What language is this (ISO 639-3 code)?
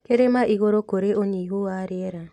kik